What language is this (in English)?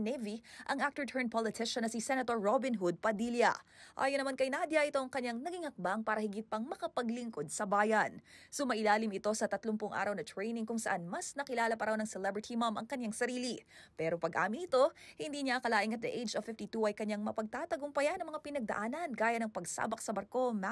Filipino